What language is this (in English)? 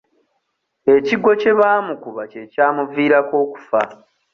Ganda